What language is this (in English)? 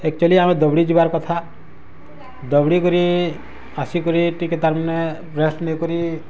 Odia